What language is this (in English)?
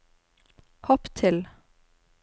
Norwegian